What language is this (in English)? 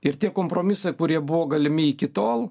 Lithuanian